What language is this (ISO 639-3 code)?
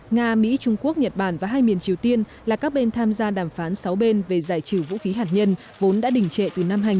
vie